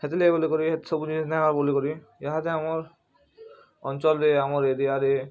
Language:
Odia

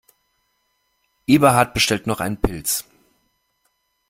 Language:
German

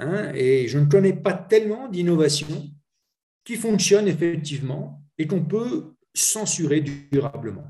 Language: French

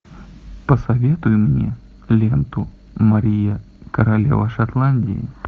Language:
Russian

